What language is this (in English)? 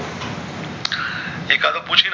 Gujarati